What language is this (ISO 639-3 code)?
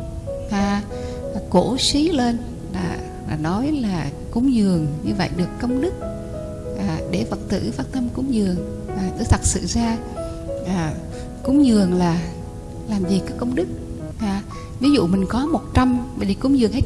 vie